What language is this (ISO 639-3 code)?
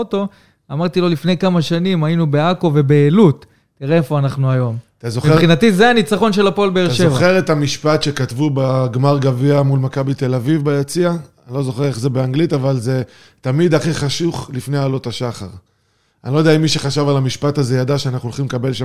heb